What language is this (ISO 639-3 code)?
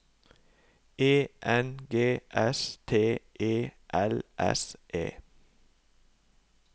nor